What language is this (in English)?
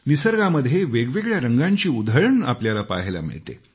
Marathi